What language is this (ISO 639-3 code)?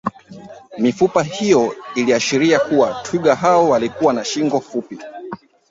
swa